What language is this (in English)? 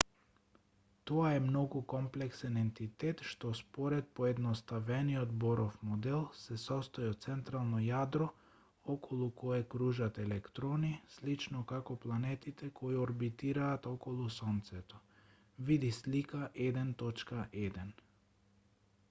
Macedonian